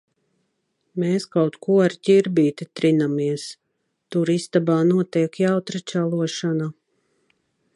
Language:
Latvian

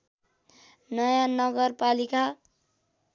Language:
Nepali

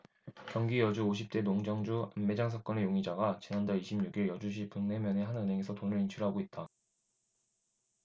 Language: Korean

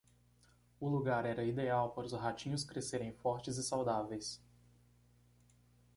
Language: Portuguese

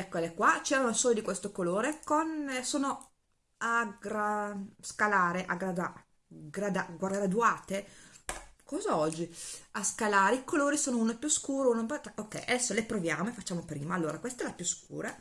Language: Italian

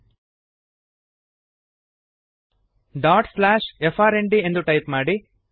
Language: Kannada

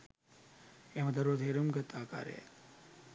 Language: Sinhala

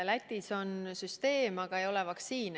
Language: Estonian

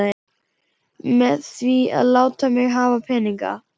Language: Icelandic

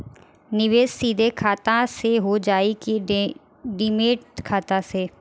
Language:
Bhojpuri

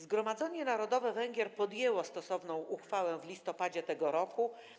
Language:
Polish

